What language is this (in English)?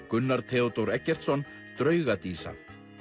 Icelandic